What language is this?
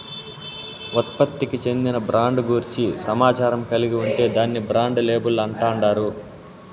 Telugu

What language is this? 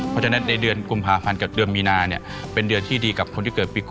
Thai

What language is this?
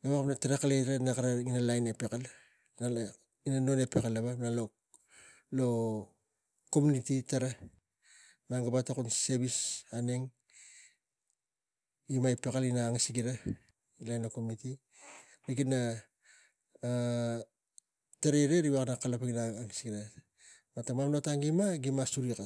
Tigak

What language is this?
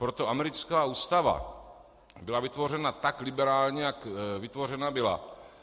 Czech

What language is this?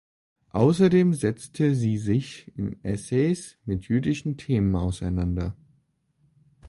German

